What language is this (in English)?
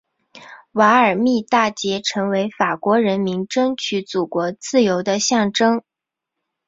Chinese